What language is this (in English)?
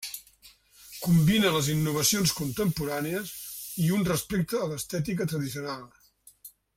Catalan